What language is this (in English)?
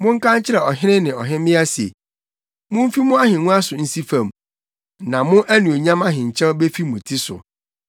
Akan